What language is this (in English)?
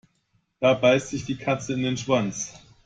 German